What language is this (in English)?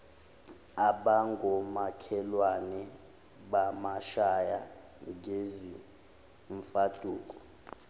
Zulu